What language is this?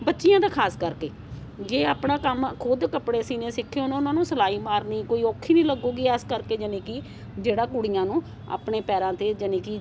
Punjabi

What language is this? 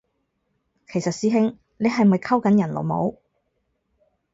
Cantonese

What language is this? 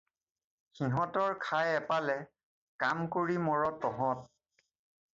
Assamese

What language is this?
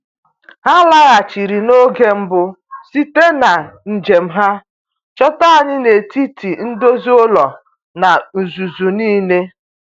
Igbo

